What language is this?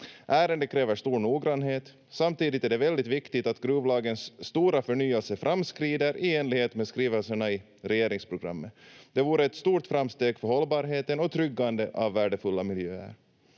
Finnish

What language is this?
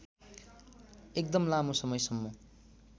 Nepali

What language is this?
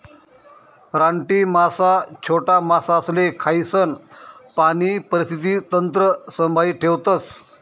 Marathi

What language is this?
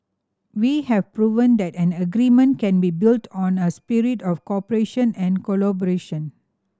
English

